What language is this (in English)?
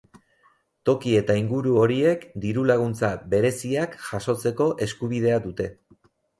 Basque